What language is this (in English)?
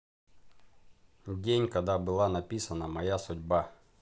Russian